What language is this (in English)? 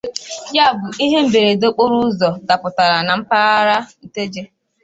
Igbo